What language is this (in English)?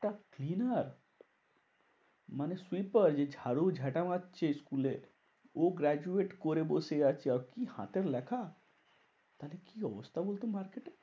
Bangla